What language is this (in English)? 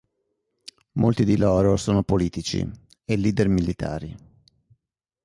Italian